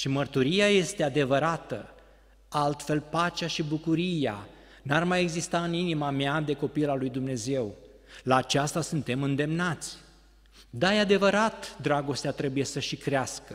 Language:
Romanian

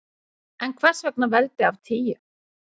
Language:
Icelandic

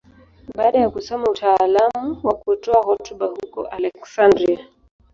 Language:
Swahili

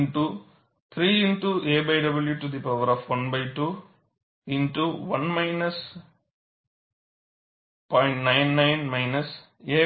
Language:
Tamil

